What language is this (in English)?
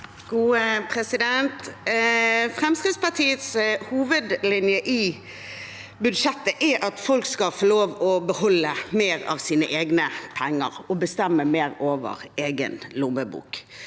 Norwegian